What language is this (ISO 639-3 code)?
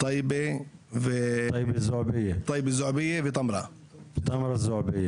heb